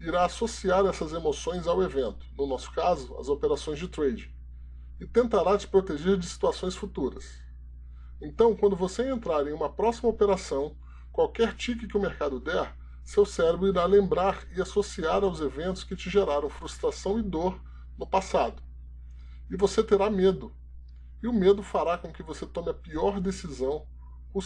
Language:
Portuguese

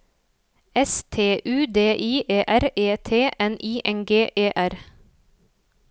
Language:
Norwegian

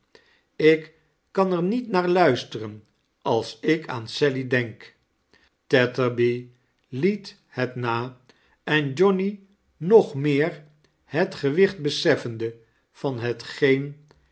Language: Dutch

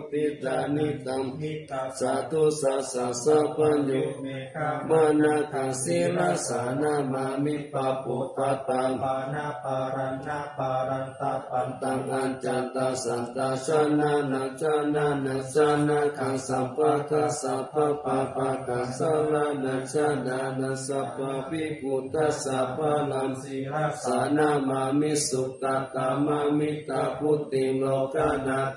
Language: Thai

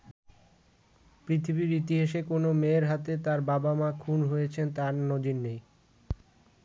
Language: Bangla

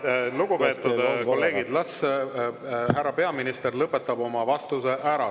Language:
Estonian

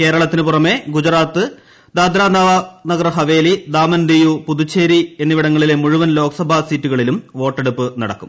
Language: Malayalam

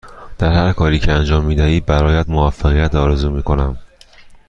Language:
Persian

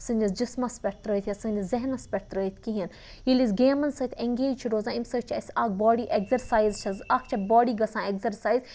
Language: Kashmiri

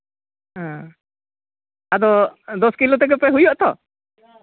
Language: Santali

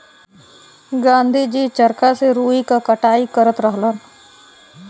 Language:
Bhojpuri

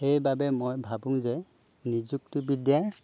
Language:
Assamese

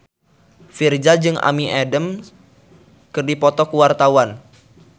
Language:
Sundanese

